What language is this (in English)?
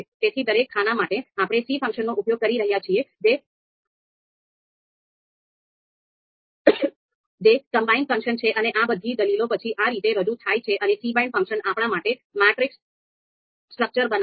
Gujarati